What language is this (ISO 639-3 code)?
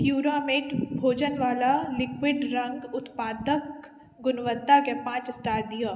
mai